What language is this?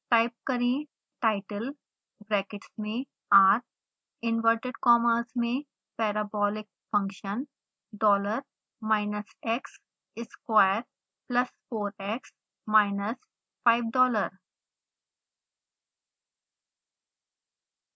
Hindi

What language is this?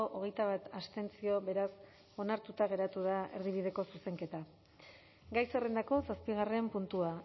Basque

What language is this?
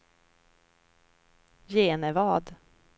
Swedish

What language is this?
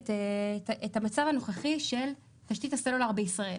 Hebrew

